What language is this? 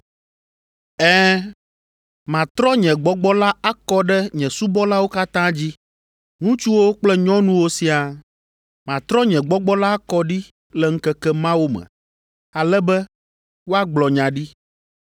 Ewe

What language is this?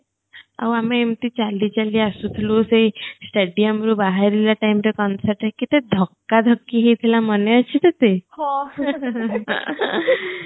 Odia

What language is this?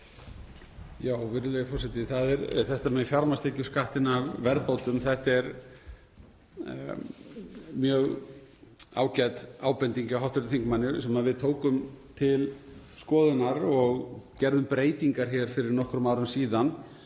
Icelandic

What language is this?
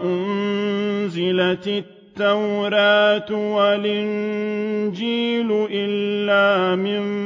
Arabic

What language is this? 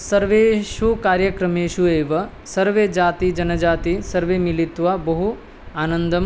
Sanskrit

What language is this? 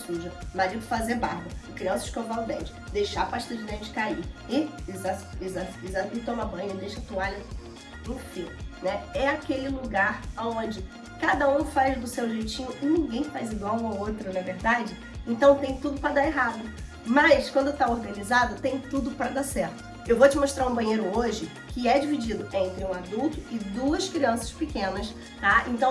Portuguese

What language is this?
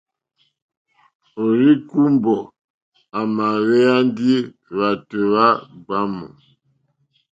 Mokpwe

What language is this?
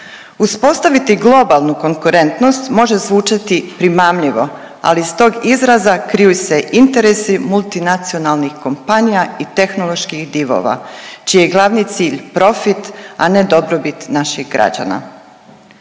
Croatian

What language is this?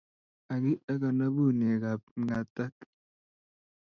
Kalenjin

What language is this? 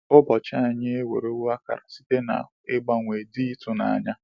Igbo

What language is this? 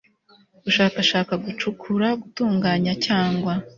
Kinyarwanda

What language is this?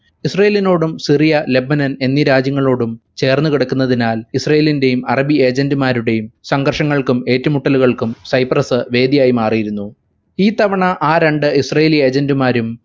Malayalam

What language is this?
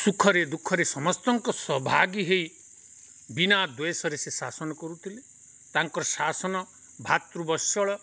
Odia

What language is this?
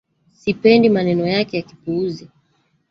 Swahili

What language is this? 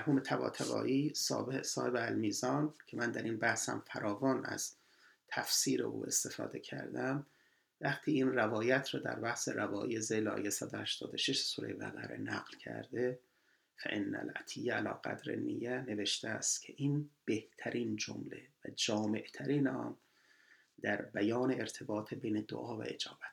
Persian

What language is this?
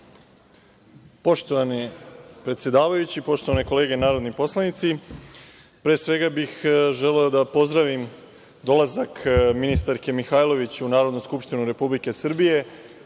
Serbian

